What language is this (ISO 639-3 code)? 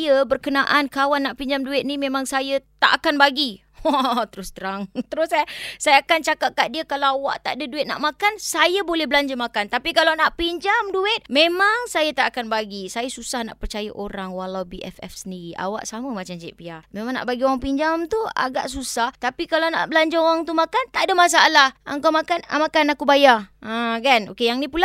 msa